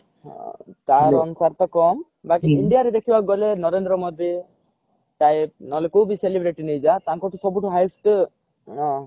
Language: Odia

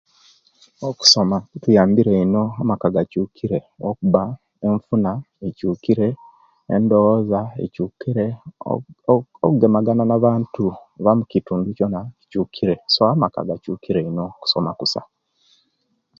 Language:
Kenyi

